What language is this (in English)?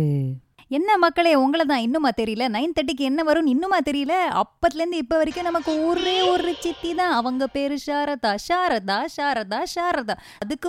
Tamil